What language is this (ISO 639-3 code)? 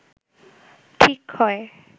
ben